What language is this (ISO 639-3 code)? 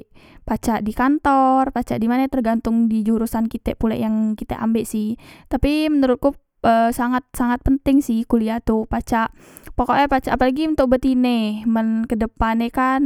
mui